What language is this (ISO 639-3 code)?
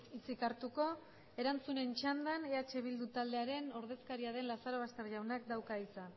eus